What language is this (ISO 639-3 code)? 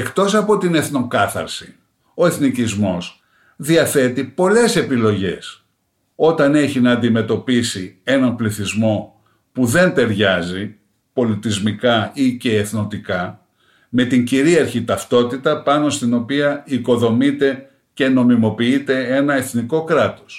ell